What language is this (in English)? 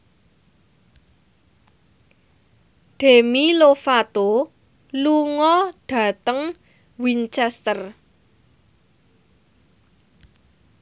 Javanese